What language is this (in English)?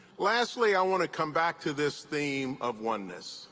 English